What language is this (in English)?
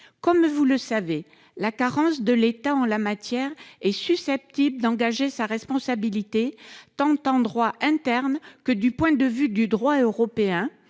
French